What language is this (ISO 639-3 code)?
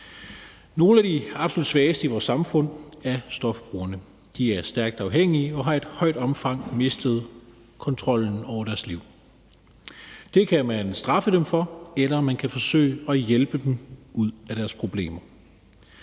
dan